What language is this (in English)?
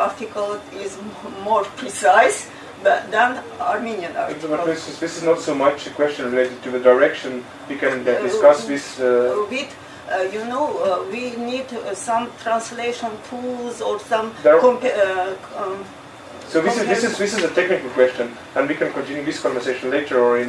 English